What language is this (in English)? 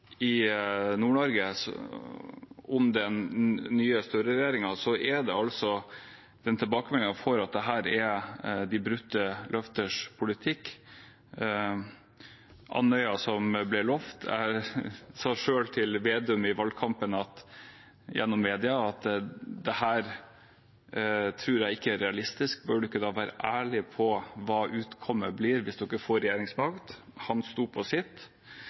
Norwegian Bokmål